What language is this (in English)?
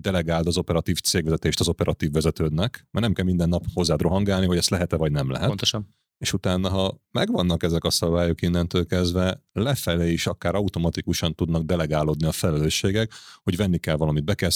Hungarian